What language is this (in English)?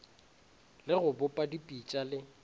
Northern Sotho